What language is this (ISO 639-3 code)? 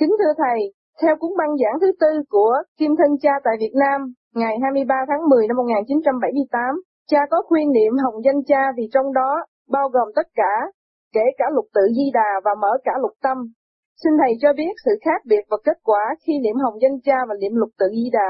vie